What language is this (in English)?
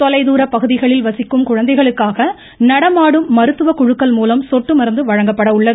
Tamil